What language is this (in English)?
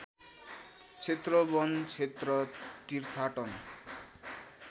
Nepali